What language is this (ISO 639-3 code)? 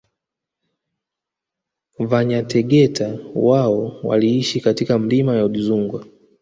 swa